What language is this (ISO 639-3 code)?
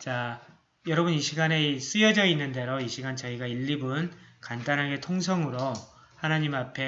kor